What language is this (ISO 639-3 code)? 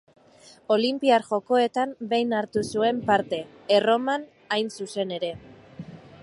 eus